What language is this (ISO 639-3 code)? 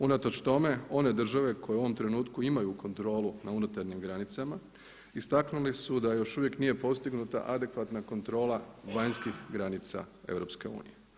hrv